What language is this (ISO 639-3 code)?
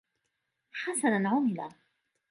ara